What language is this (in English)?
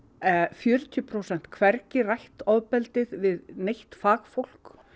Icelandic